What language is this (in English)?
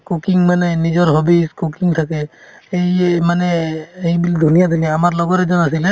Assamese